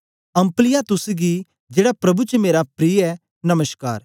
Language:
Dogri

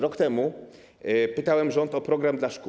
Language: Polish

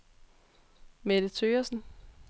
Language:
Danish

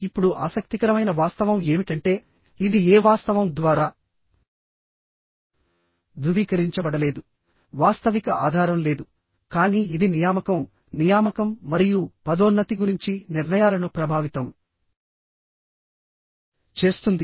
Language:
Telugu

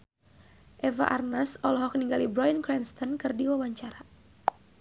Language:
Sundanese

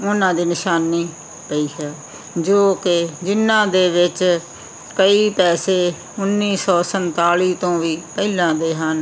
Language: Punjabi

